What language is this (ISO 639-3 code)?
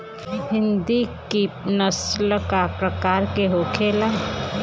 bho